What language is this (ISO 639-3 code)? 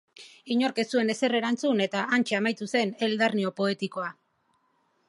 eus